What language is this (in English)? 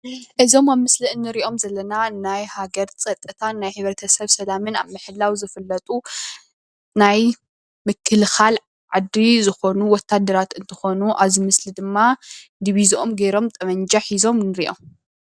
Tigrinya